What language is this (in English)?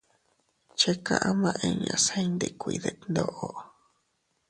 Teutila Cuicatec